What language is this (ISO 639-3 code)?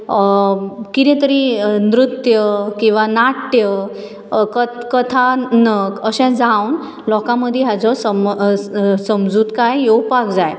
kok